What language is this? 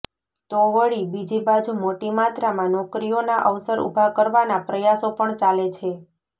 Gujarati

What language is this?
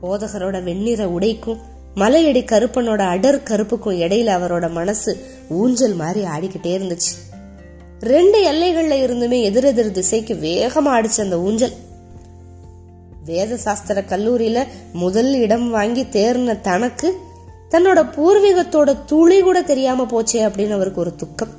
Tamil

